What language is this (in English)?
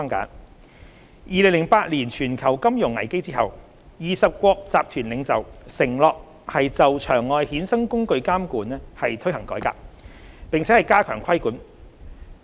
Cantonese